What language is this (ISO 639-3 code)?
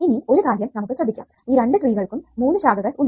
mal